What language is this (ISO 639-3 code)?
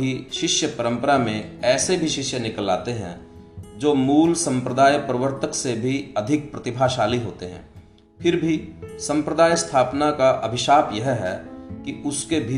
hin